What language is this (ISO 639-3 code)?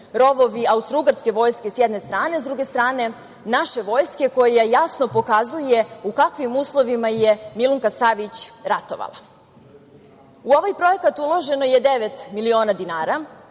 srp